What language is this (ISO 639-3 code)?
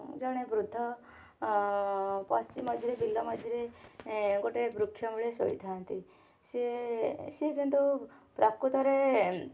ori